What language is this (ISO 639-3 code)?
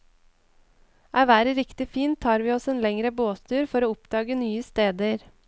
nor